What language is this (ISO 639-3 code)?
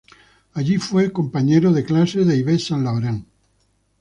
spa